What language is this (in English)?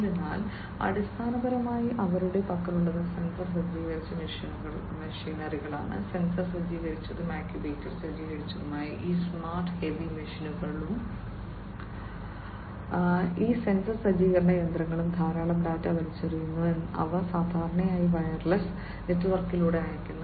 Malayalam